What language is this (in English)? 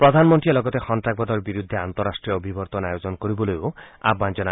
Assamese